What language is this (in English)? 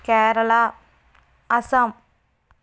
Telugu